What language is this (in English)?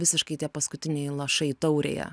Lithuanian